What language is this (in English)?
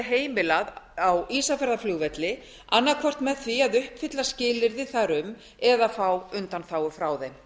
Icelandic